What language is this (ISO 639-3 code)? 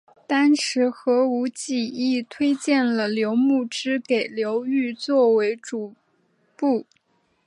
zho